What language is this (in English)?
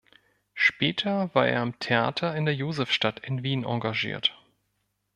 German